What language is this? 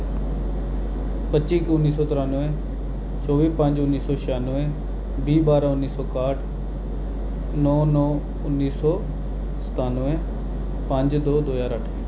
Dogri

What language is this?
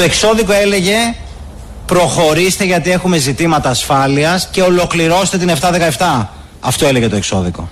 Greek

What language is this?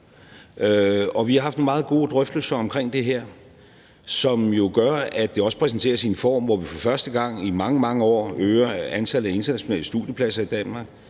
Danish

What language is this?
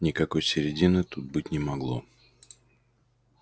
Russian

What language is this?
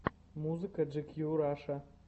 Russian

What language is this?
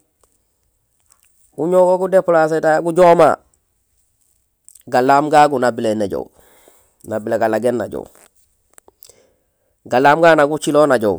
Gusilay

